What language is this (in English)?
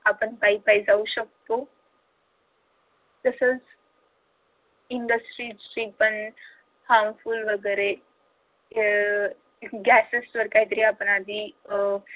Marathi